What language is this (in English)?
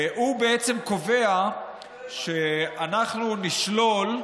Hebrew